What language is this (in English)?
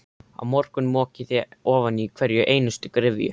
Icelandic